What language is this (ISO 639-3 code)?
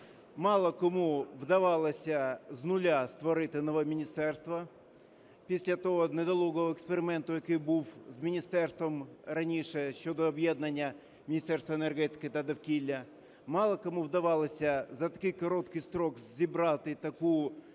ukr